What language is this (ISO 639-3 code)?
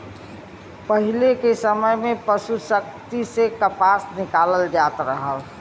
bho